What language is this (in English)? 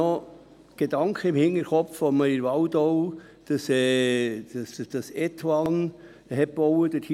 Swiss German